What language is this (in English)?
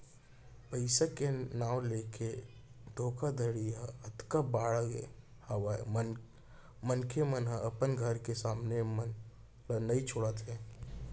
Chhattisgarhi